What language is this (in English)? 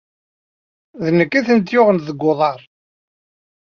Kabyle